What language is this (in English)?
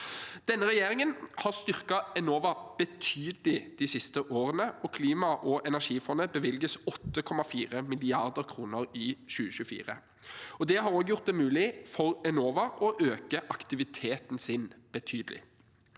Norwegian